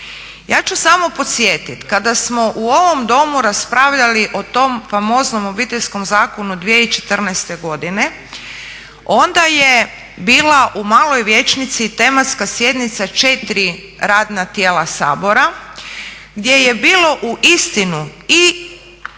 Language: Croatian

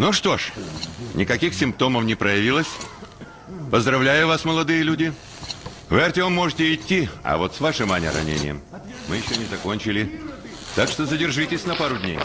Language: Russian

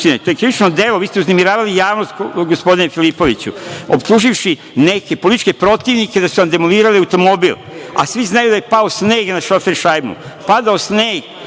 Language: Serbian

